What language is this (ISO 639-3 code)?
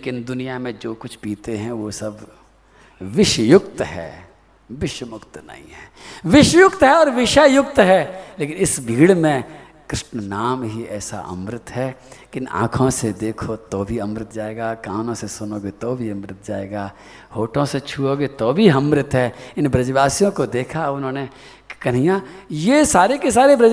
hin